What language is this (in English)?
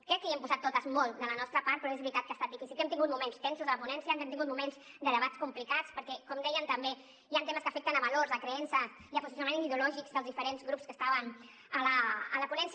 Catalan